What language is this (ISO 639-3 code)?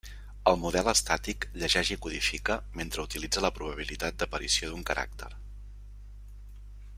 cat